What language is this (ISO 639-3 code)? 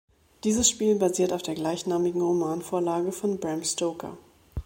deu